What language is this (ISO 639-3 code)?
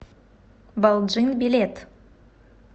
rus